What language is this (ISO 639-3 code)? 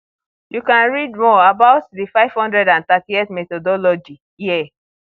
pcm